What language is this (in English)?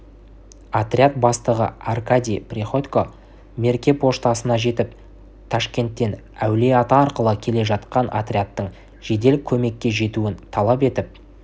Kazakh